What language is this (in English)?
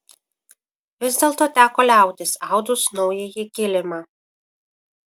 Lithuanian